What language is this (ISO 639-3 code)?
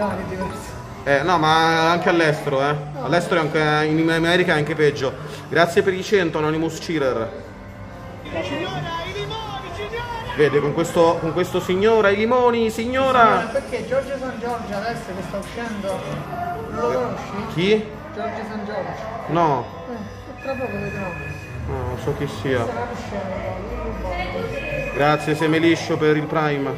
ita